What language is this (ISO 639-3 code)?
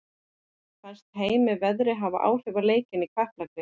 isl